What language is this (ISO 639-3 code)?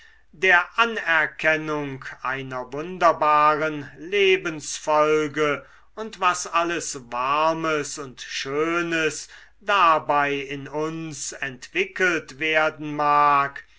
deu